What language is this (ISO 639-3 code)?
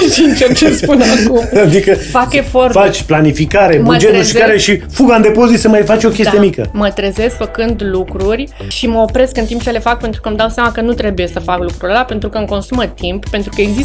ron